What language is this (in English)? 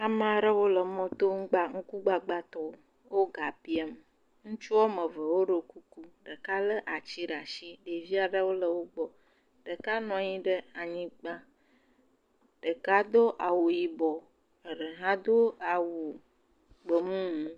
Ewe